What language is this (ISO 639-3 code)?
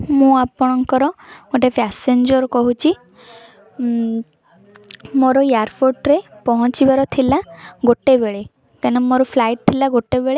ori